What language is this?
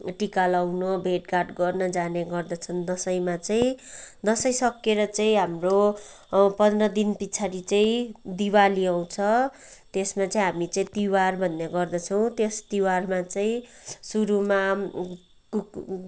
Nepali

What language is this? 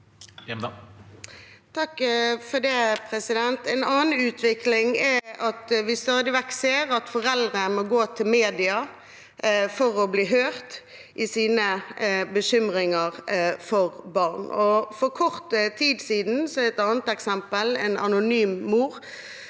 Norwegian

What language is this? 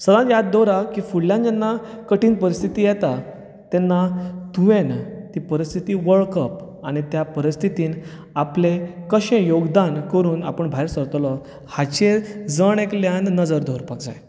Konkani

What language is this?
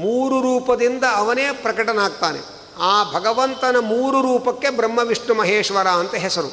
Kannada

